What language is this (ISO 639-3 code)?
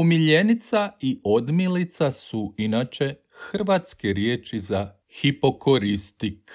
hrv